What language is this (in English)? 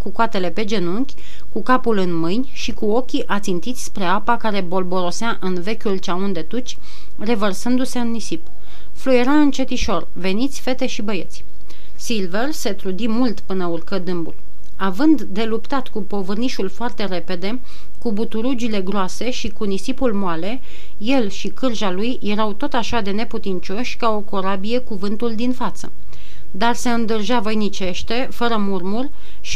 Romanian